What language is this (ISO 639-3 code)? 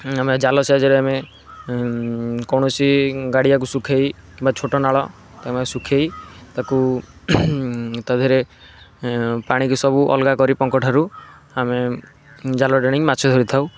ori